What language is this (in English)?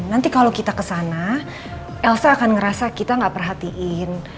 Indonesian